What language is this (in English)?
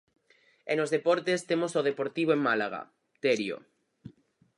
Galician